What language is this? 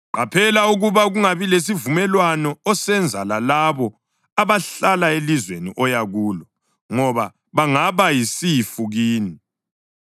North Ndebele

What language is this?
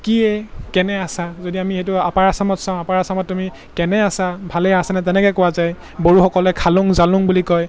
Assamese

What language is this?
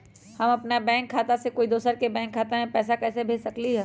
Magahi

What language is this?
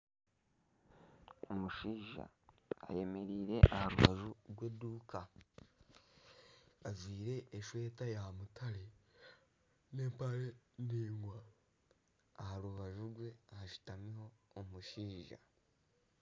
Nyankole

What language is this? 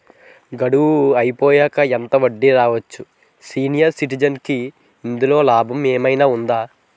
Telugu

